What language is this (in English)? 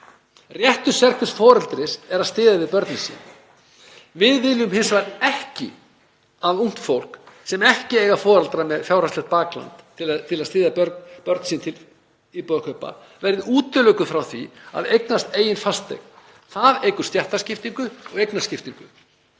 Icelandic